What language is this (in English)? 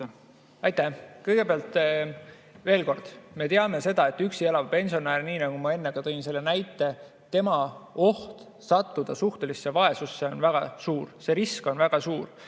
Estonian